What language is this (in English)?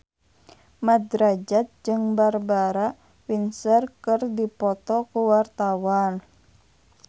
Sundanese